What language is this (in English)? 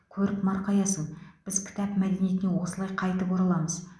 Kazakh